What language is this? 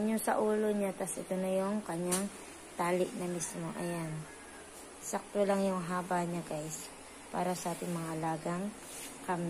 Filipino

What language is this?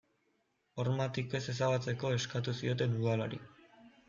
Basque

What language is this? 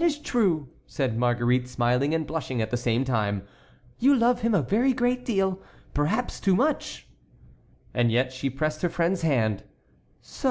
English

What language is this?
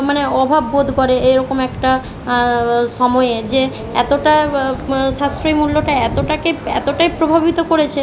Bangla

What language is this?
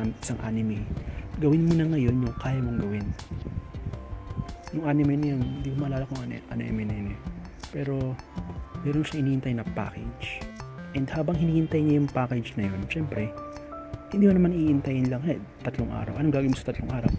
Filipino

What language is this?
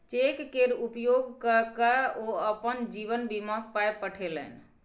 Maithili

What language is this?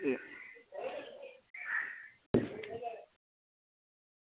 Dogri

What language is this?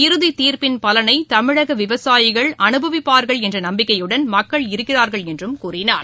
Tamil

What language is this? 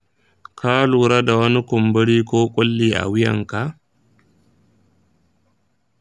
Hausa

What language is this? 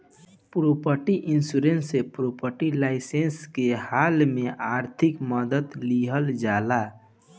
Bhojpuri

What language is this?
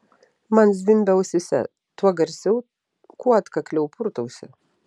Lithuanian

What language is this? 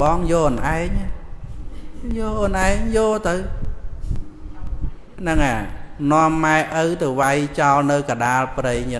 Vietnamese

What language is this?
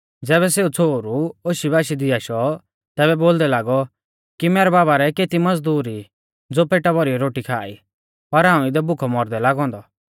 Mahasu Pahari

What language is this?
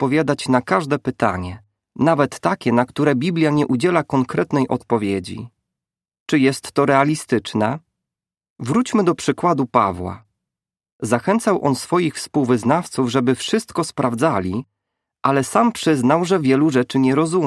Polish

